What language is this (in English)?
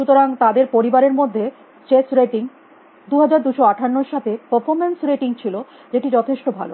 Bangla